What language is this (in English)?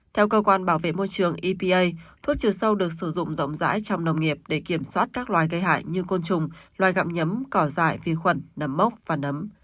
Vietnamese